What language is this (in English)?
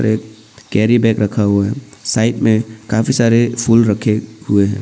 Hindi